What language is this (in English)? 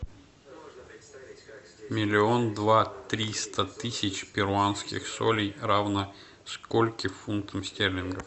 Russian